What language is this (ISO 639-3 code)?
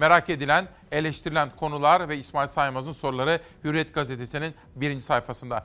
tur